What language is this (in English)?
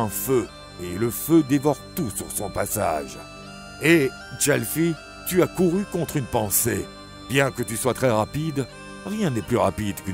French